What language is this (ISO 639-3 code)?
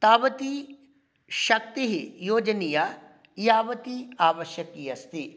san